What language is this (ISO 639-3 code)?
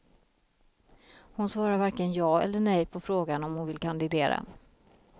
swe